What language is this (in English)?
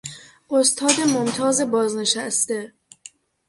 Persian